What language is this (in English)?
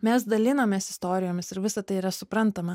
Lithuanian